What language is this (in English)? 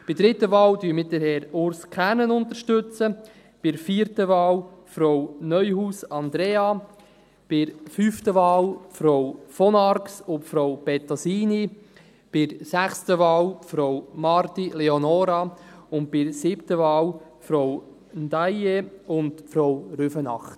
Swiss German